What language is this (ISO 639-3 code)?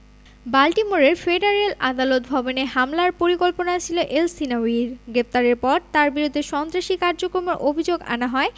ben